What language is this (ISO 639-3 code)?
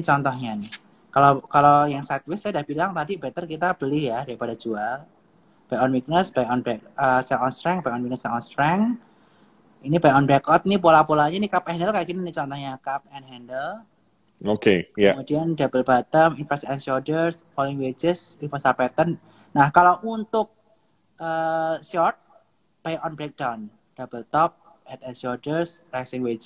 ind